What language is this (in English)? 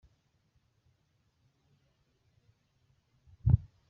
Kinyarwanda